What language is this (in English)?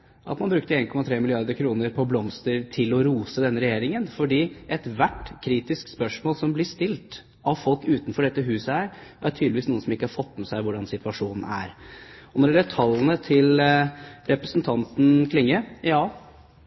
Norwegian Bokmål